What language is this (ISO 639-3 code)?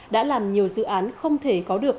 vie